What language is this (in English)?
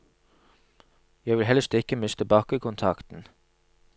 Norwegian